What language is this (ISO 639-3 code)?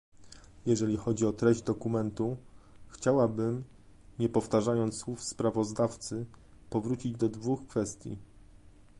pol